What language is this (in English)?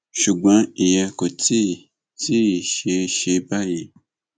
Yoruba